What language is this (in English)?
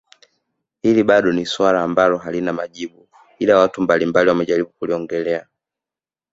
Swahili